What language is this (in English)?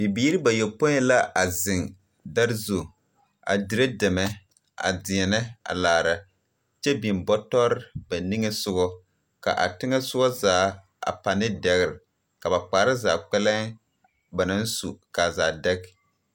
Southern Dagaare